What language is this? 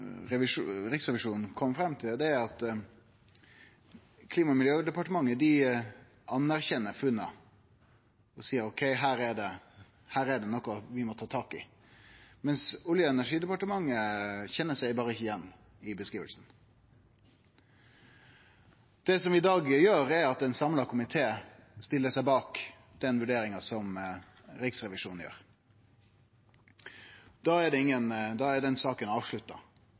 Norwegian Nynorsk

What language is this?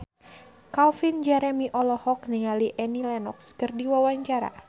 Sundanese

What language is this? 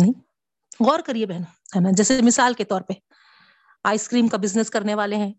Urdu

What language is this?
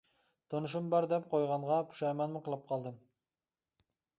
Uyghur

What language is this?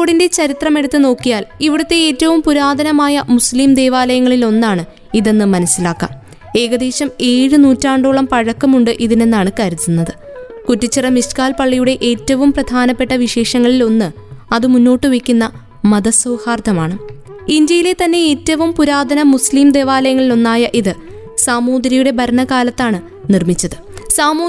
Malayalam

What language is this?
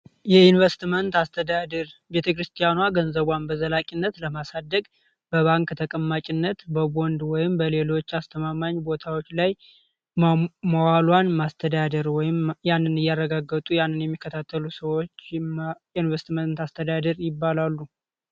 Amharic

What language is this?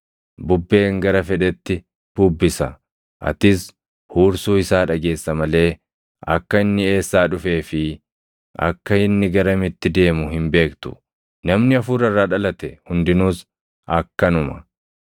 Oromo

